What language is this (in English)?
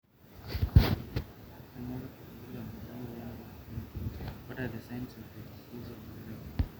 Masai